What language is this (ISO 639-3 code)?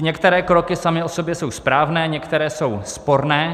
ces